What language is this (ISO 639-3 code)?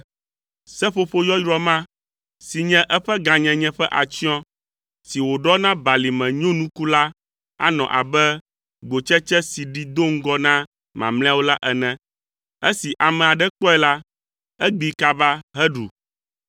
ewe